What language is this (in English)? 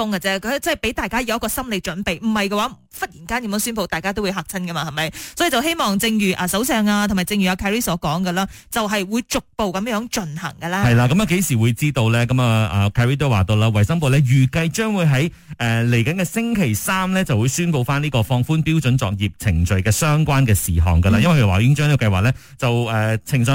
Chinese